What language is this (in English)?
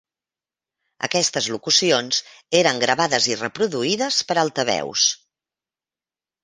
Catalan